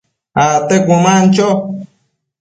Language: Matsés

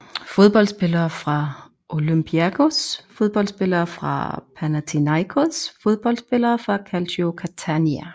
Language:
Danish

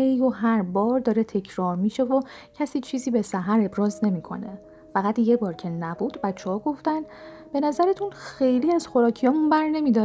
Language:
Persian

